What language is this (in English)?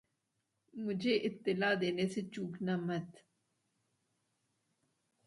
Urdu